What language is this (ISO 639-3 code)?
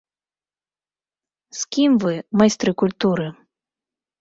bel